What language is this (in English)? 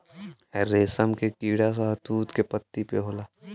Bhojpuri